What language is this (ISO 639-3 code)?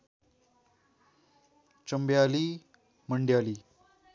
nep